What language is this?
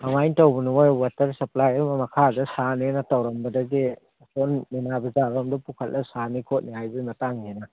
Manipuri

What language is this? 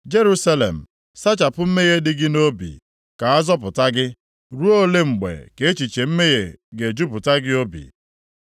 Igbo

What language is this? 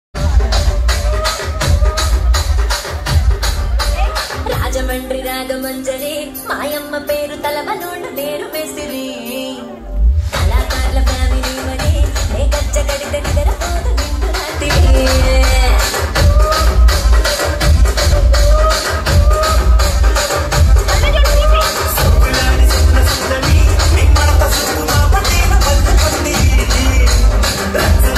Romanian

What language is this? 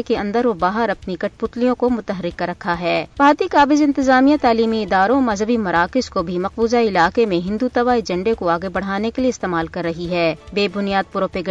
Urdu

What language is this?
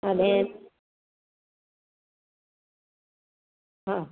Gujarati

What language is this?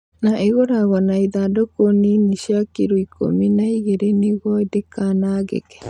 Kikuyu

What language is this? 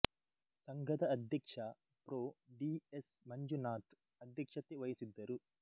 Kannada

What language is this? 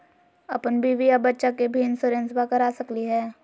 Magahi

